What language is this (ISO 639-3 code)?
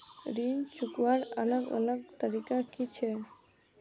mag